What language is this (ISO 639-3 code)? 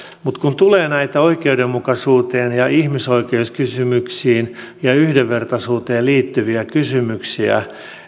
fin